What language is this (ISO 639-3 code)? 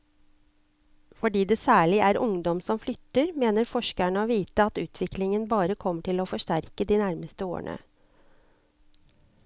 nor